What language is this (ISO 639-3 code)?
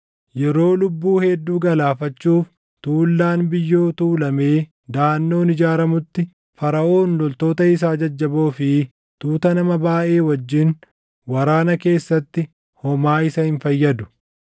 orm